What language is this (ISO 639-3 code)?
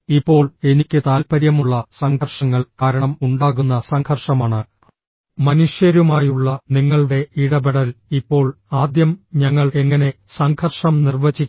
mal